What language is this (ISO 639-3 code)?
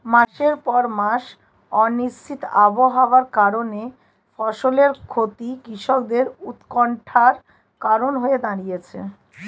ben